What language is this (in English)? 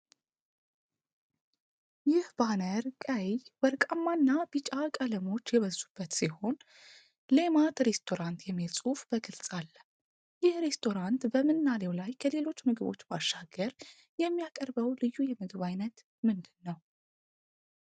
Amharic